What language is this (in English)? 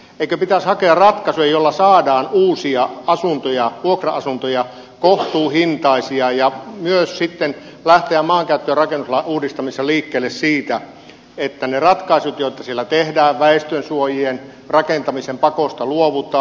Finnish